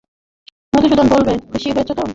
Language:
Bangla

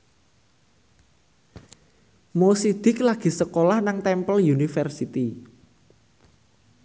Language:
Javanese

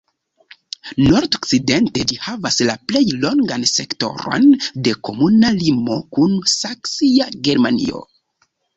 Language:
Esperanto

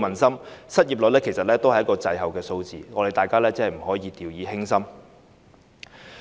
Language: Cantonese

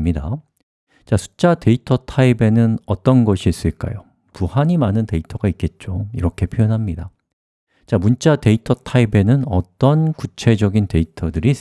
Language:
Korean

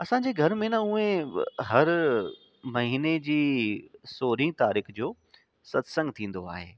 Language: Sindhi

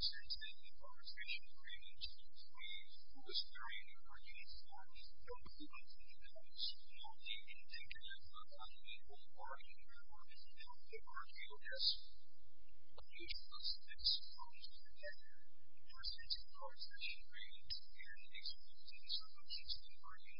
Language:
English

